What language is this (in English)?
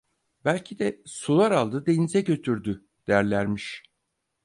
Turkish